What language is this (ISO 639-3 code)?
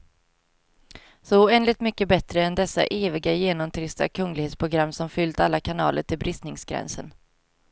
swe